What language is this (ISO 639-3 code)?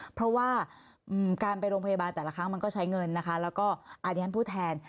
tha